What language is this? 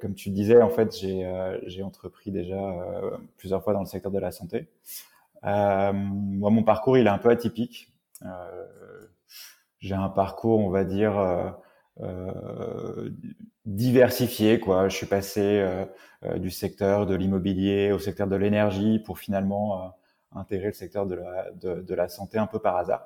French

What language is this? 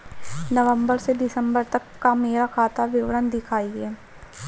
Hindi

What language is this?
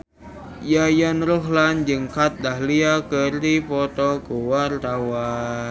Sundanese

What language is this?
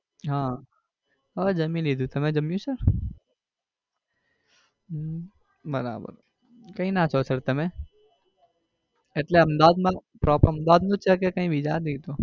Gujarati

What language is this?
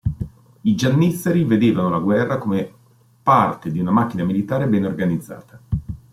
Italian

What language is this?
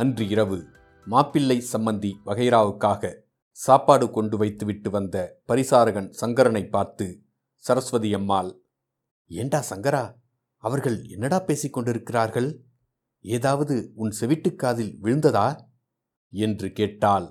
Tamil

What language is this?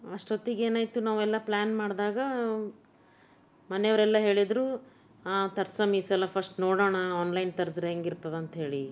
Kannada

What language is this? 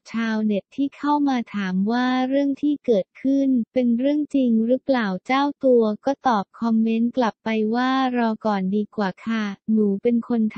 Thai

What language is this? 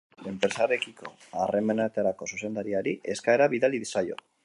Basque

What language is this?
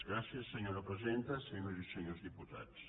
Catalan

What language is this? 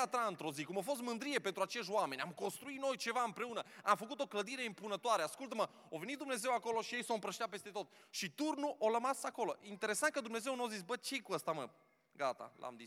Romanian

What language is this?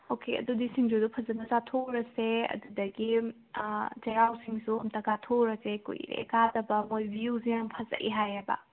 Manipuri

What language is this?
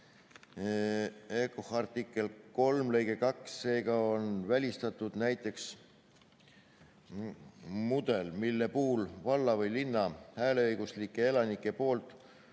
Estonian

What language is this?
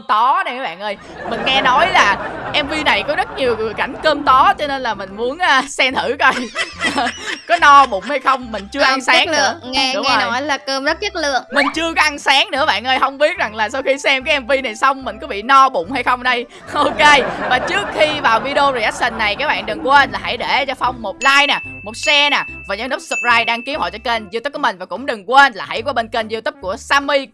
Vietnamese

